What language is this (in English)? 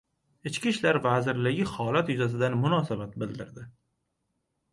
Uzbek